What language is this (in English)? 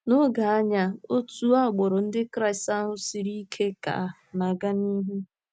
Igbo